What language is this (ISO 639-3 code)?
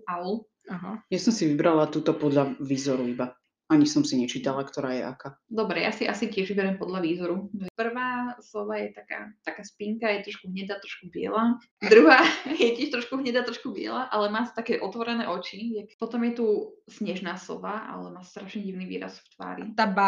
slk